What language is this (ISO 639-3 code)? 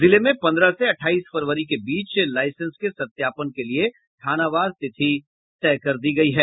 hin